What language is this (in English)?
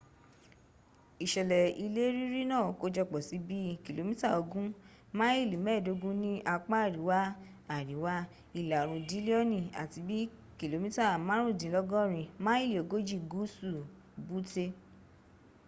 Yoruba